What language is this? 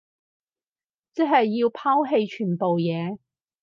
Cantonese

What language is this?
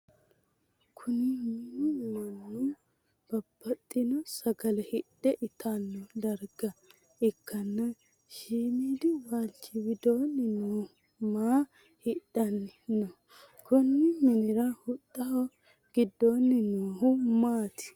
Sidamo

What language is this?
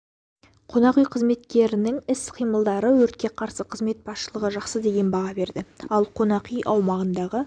Kazakh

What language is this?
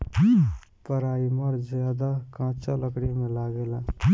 Bhojpuri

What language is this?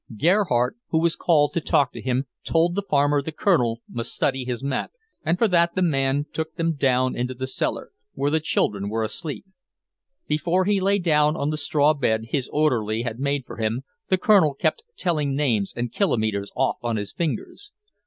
English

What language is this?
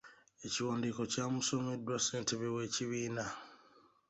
Ganda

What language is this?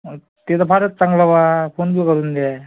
Marathi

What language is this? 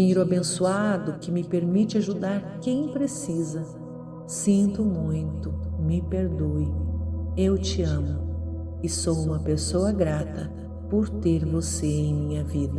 Portuguese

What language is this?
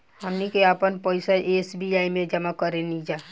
Bhojpuri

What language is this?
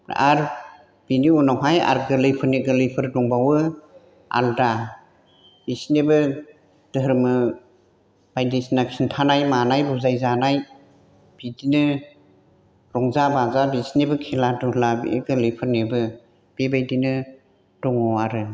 Bodo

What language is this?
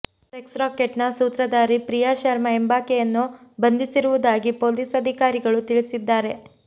Kannada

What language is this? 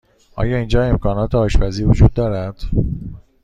Persian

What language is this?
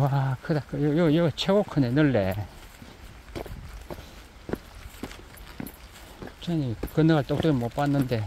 Korean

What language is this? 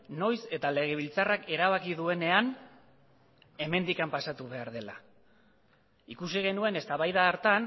Basque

